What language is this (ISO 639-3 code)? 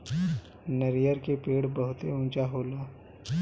bho